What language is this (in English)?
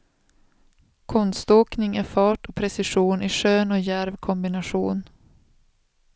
Swedish